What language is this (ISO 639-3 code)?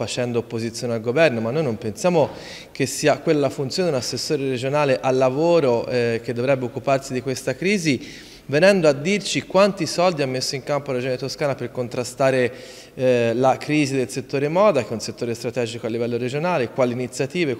ita